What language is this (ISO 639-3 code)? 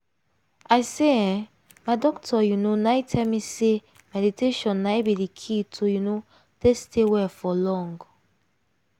pcm